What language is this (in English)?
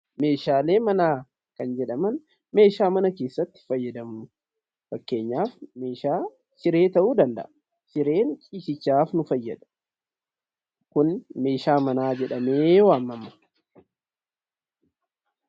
Oromo